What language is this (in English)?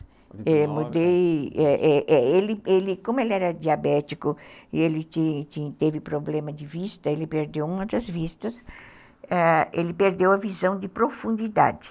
Portuguese